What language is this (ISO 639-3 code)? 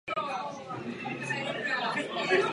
ces